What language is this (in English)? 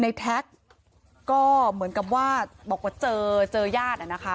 Thai